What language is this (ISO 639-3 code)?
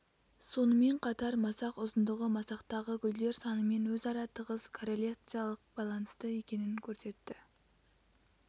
kaz